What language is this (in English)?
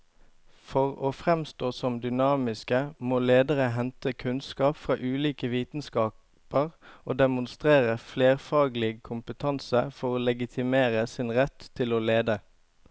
Norwegian